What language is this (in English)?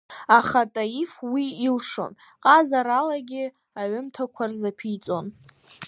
Abkhazian